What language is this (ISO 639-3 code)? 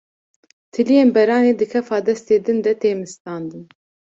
kur